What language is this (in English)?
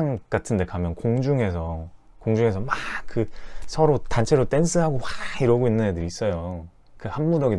Korean